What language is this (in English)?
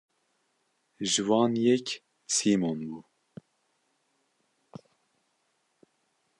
Kurdish